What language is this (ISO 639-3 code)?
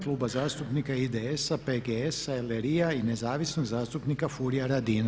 hrv